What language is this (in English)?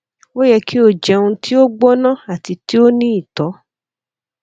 Yoruba